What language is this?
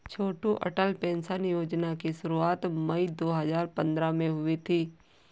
Hindi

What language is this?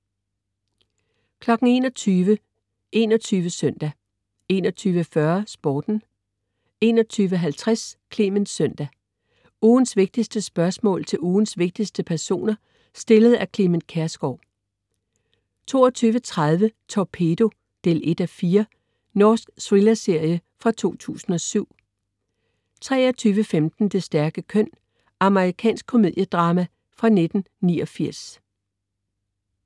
Danish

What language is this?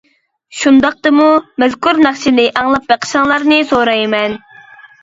Uyghur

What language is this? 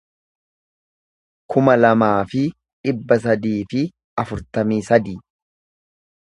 Oromo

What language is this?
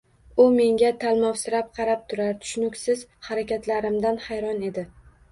Uzbek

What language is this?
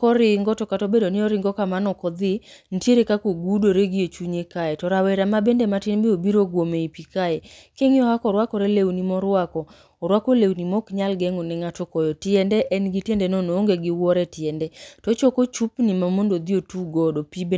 Luo (Kenya and Tanzania)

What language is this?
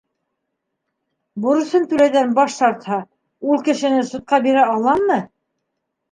Bashkir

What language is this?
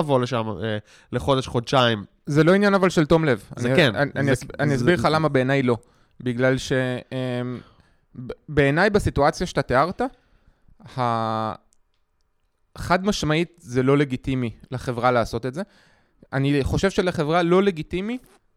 Hebrew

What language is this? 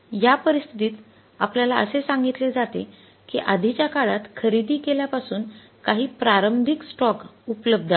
Marathi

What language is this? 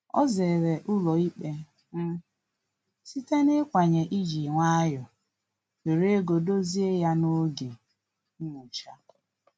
Igbo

